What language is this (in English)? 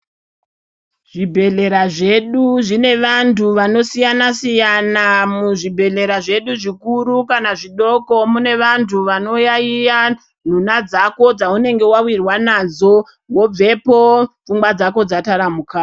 Ndau